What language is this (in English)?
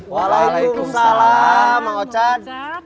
Indonesian